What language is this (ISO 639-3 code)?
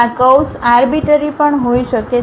guj